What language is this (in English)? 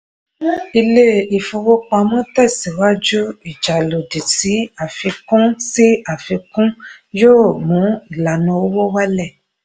Yoruba